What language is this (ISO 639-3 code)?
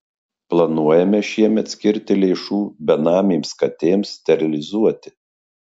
lit